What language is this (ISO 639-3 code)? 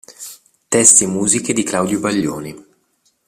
ita